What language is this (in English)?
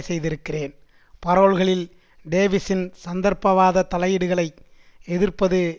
Tamil